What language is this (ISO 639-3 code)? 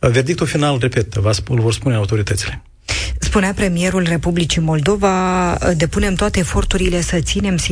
ron